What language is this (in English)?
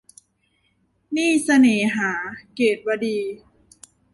Thai